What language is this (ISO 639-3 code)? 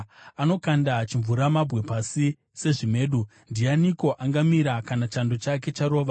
sna